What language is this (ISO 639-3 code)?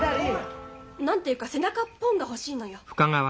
jpn